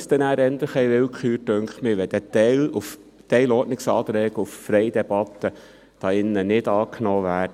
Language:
Swiss German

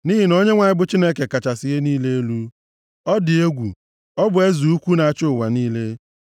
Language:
Igbo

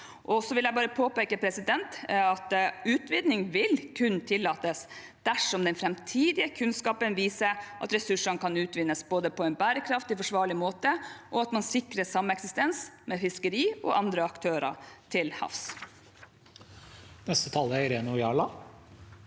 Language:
Norwegian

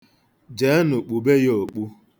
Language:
Igbo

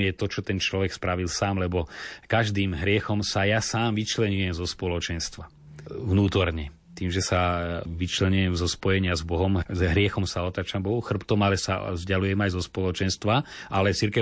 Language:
Slovak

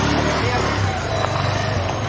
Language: Thai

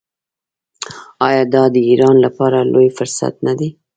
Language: Pashto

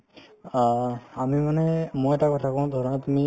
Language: Assamese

